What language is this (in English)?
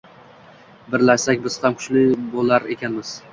Uzbek